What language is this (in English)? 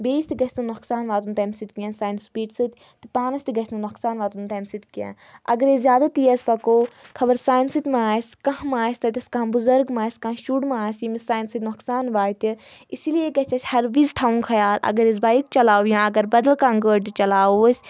Kashmiri